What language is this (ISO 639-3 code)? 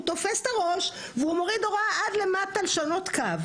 heb